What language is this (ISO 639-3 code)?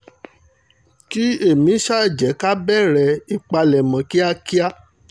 yor